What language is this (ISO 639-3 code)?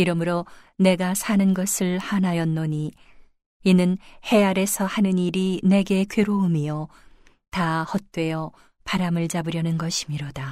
kor